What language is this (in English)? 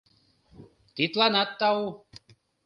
Mari